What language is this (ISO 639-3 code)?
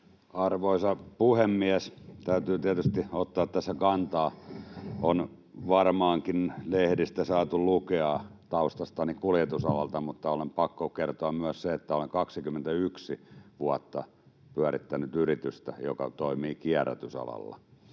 fin